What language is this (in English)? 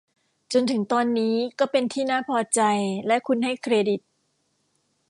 Thai